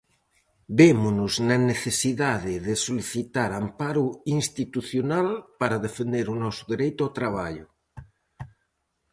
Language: Galician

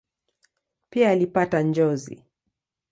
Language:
Swahili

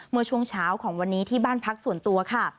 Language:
Thai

